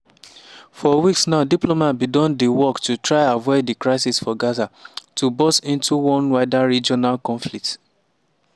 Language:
Nigerian Pidgin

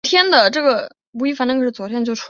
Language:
Chinese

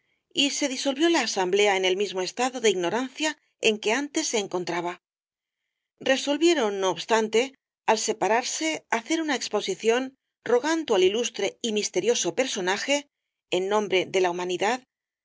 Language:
Spanish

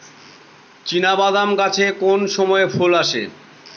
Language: Bangla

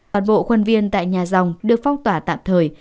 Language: Vietnamese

